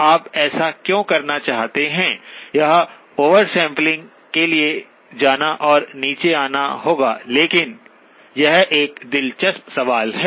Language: Hindi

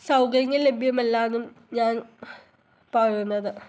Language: Malayalam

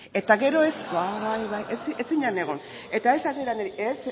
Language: Basque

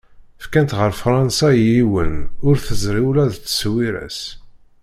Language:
Kabyle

